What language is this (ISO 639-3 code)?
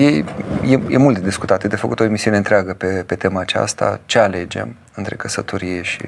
ron